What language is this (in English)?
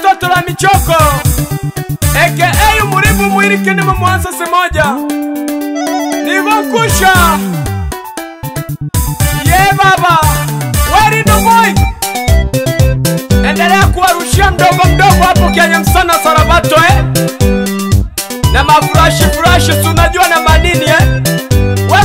Arabic